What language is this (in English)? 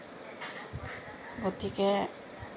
Assamese